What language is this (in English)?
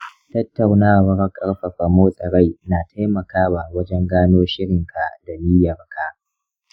Hausa